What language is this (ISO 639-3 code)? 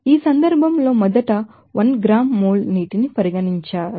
tel